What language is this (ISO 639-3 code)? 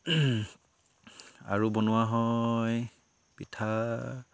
asm